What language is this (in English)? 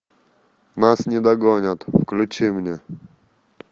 Russian